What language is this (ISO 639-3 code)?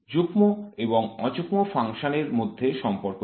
ben